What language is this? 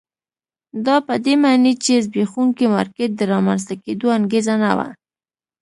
Pashto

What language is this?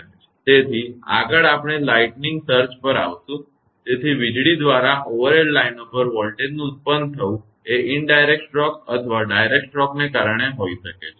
Gujarati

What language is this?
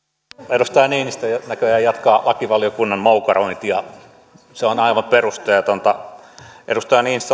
Finnish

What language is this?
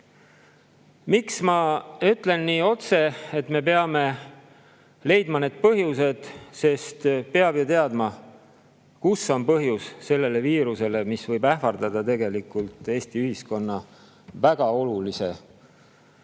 Estonian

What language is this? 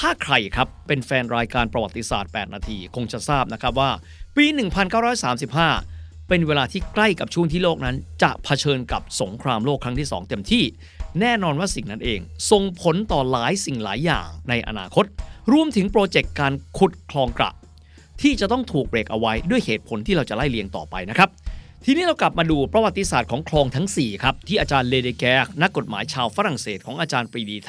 Thai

